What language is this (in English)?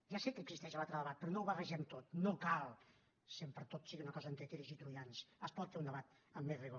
Catalan